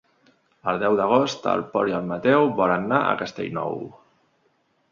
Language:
Catalan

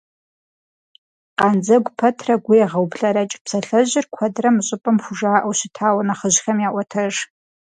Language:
Kabardian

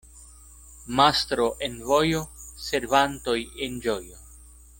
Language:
Esperanto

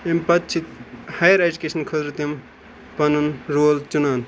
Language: Kashmiri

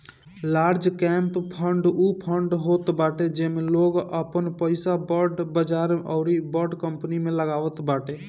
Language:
Bhojpuri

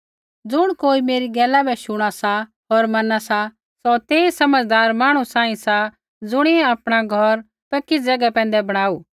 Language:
Kullu Pahari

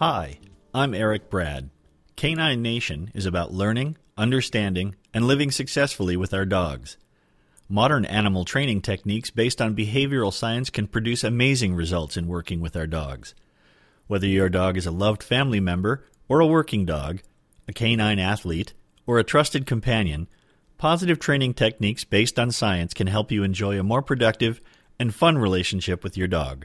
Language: English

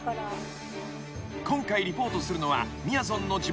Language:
Japanese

